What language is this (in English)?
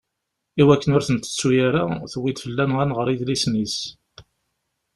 Kabyle